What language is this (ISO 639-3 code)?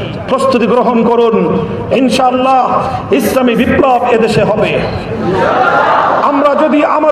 ron